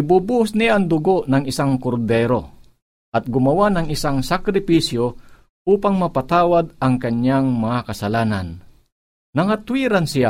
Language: Filipino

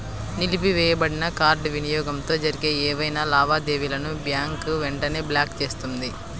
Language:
Telugu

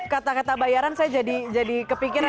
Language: Indonesian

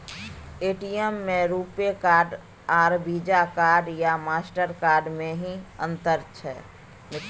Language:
Maithili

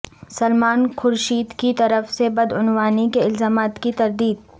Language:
Urdu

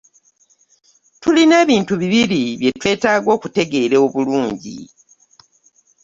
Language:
Ganda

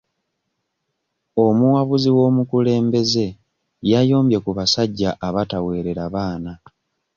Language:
Ganda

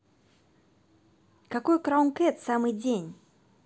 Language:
Russian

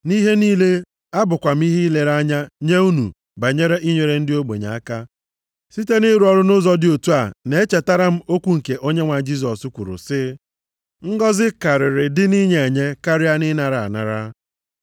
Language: Igbo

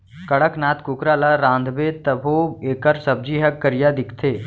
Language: Chhattisgarhi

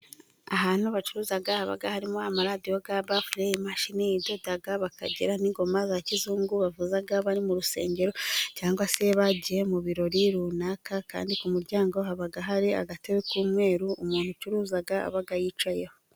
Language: Kinyarwanda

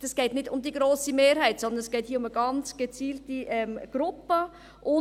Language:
Swiss German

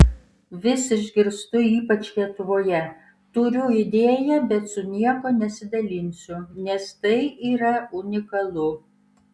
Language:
Lithuanian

